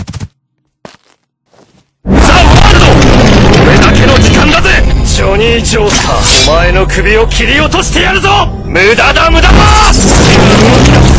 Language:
Japanese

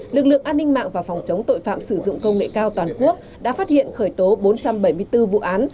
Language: Vietnamese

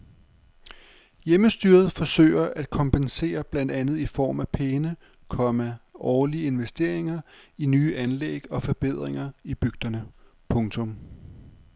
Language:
Danish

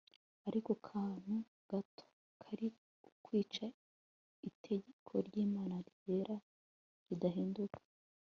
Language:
Kinyarwanda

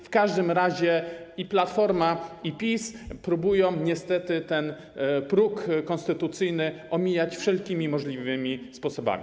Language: Polish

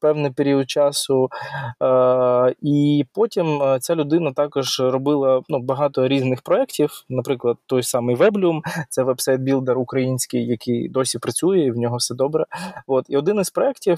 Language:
Ukrainian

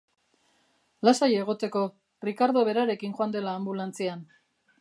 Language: Basque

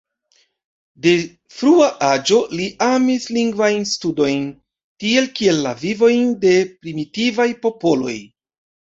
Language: Esperanto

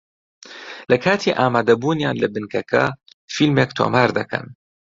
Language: Central Kurdish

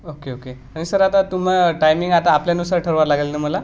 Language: Marathi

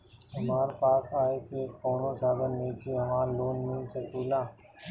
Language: Bhojpuri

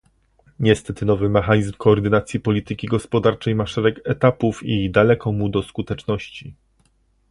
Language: Polish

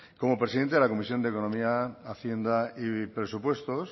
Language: Spanish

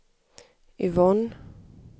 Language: Swedish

